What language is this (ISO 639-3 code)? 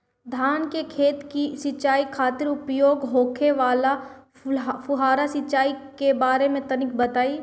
bho